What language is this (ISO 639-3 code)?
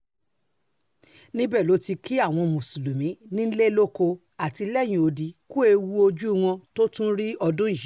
yor